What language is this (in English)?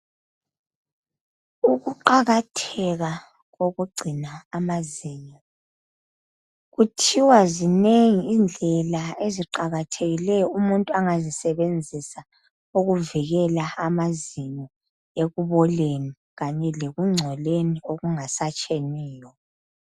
North Ndebele